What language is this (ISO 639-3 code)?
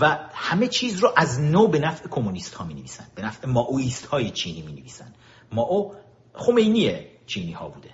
fas